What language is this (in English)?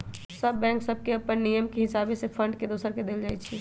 Magahi